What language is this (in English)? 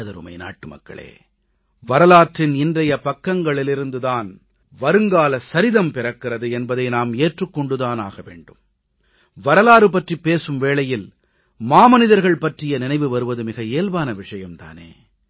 Tamil